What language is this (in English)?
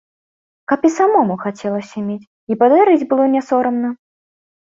Belarusian